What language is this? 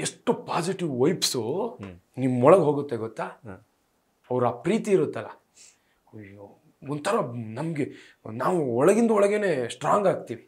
Kannada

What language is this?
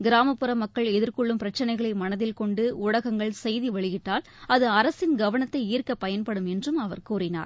Tamil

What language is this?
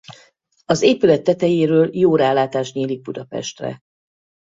Hungarian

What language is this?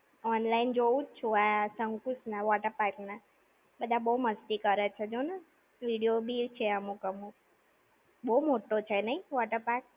Gujarati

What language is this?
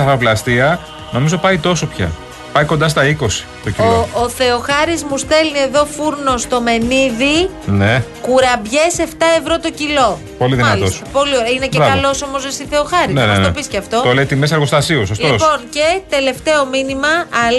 Greek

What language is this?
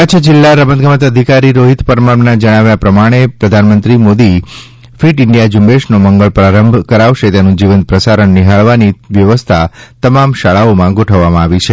Gujarati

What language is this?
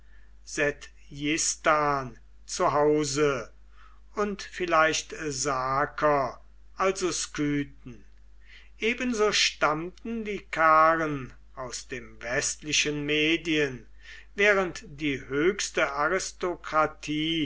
German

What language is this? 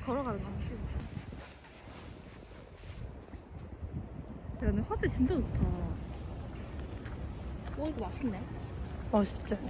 Korean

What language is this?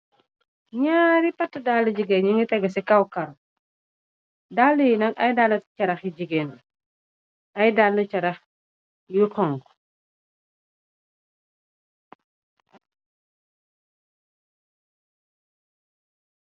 Wolof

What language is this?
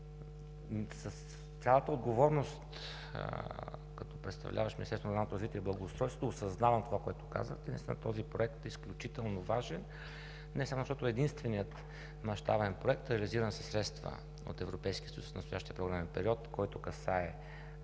Bulgarian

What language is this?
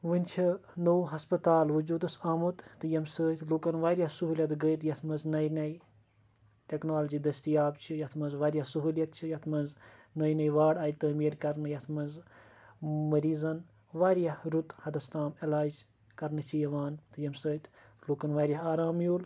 Kashmiri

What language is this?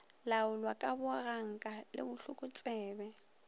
Northern Sotho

